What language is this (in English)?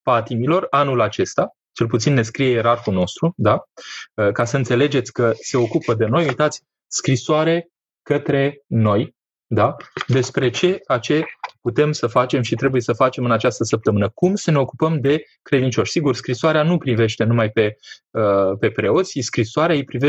Romanian